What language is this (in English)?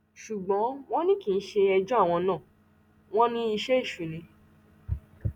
Yoruba